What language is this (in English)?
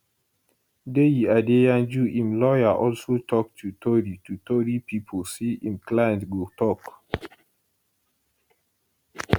Nigerian Pidgin